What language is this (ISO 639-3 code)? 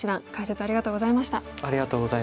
jpn